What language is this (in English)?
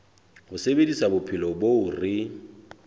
Southern Sotho